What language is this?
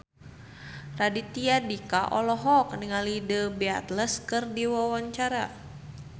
Sundanese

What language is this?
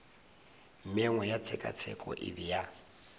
Northern Sotho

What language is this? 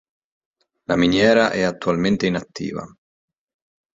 Italian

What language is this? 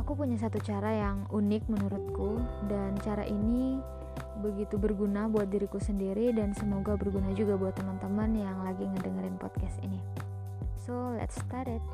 Indonesian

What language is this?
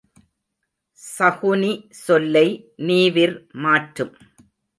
Tamil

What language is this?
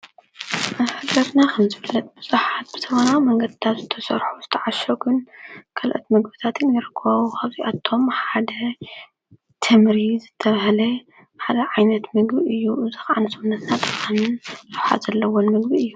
Tigrinya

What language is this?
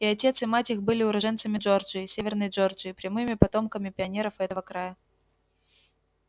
Russian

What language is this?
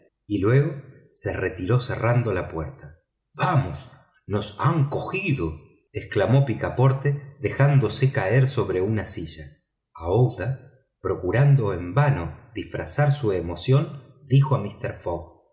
Spanish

